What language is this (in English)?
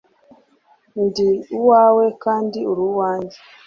Kinyarwanda